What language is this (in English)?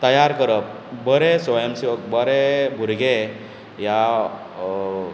Konkani